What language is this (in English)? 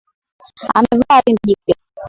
Swahili